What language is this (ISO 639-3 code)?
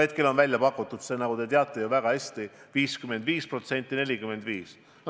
est